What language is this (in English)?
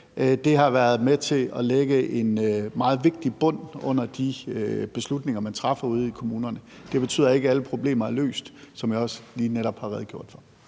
Danish